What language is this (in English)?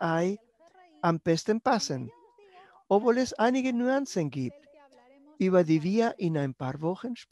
German